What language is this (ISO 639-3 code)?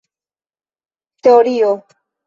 epo